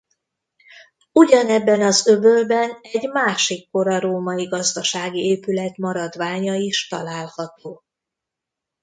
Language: Hungarian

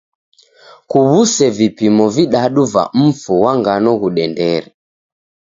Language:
Taita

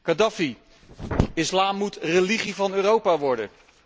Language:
Dutch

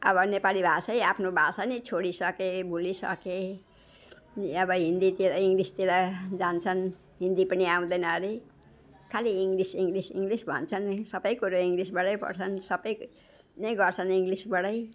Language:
Nepali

